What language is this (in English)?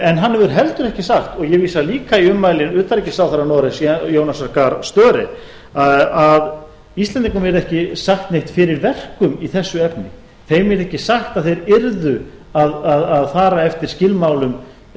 Icelandic